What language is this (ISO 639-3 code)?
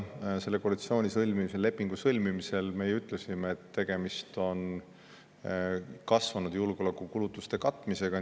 est